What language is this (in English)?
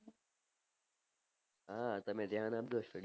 Gujarati